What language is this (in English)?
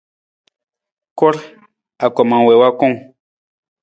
Nawdm